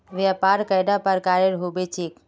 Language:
Magahi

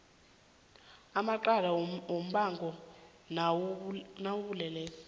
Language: South Ndebele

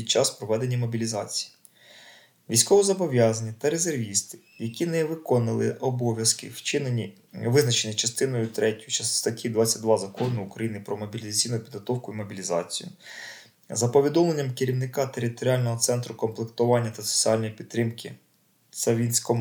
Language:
Ukrainian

